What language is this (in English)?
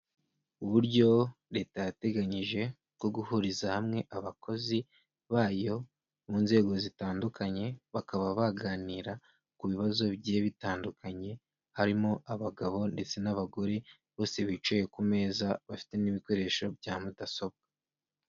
Kinyarwanda